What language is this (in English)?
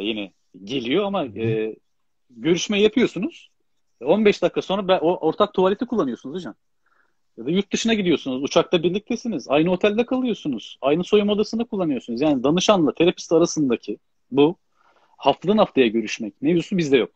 Turkish